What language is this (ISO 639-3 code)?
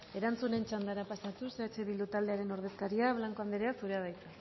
eus